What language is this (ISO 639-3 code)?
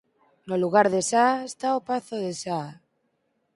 glg